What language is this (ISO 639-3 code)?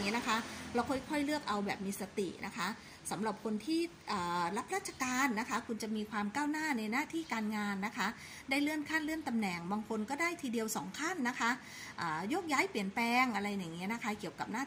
tha